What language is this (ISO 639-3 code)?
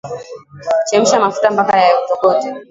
swa